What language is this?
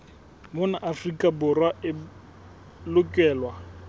Southern Sotho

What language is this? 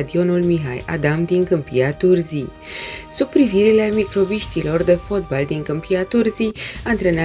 Romanian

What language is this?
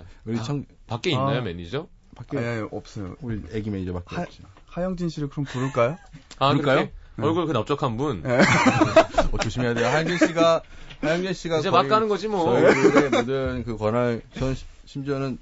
Korean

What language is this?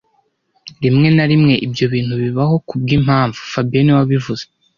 Kinyarwanda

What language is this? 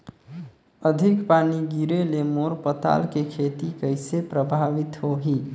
Chhattisgarhi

